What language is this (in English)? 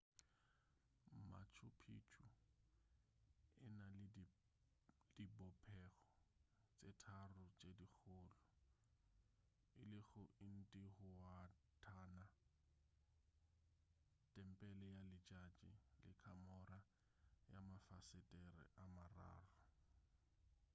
Northern Sotho